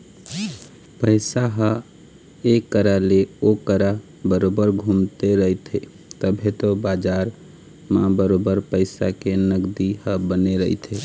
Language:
Chhattisgarhi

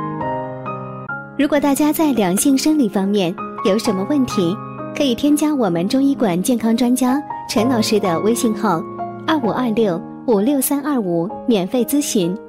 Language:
Chinese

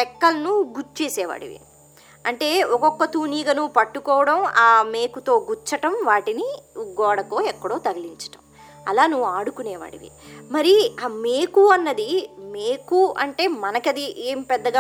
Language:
Telugu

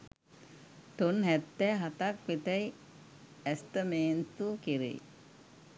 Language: Sinhala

